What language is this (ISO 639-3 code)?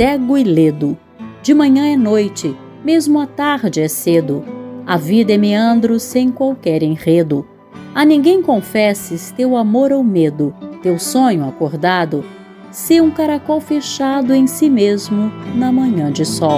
por